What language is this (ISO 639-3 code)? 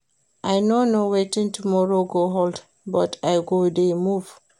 pcm